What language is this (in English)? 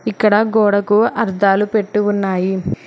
Telugu